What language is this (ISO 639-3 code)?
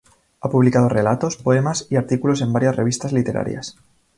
spa